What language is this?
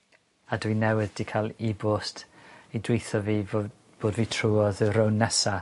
Welsh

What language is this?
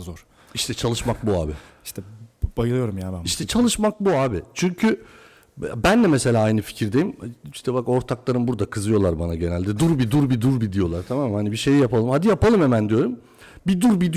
Turkish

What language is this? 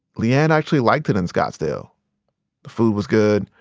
English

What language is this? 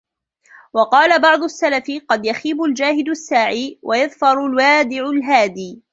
Arabic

